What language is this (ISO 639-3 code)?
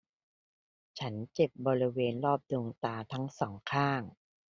tha